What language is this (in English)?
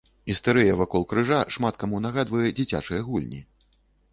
Belarusian